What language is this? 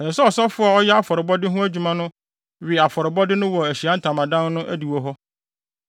Akan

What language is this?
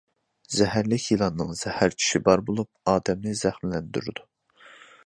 Uyghur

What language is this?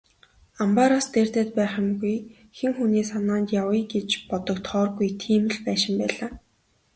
Mongolian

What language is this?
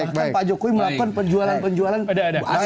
Indonesian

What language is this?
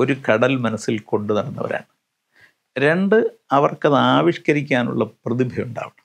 Malayalam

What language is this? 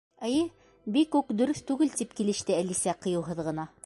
Bashkir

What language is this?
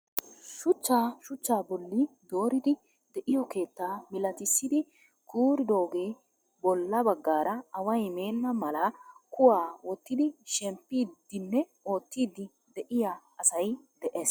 Wolaytta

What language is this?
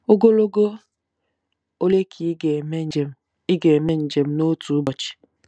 Igbo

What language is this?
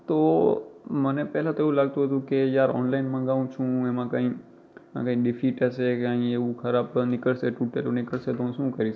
Gujarati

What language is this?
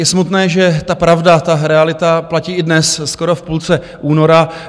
Czech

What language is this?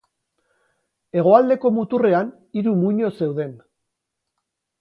Basque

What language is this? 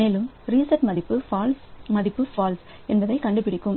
Tamil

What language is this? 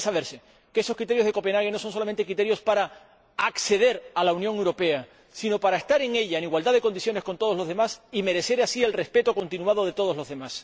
Spanish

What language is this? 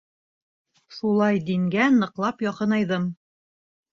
Bashkir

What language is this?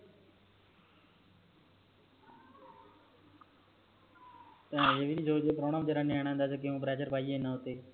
Punjabi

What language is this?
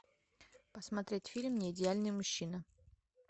Russian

